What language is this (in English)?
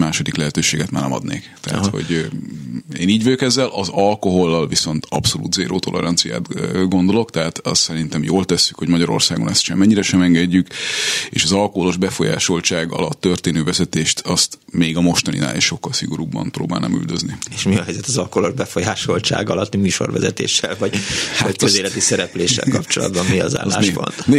Hungarian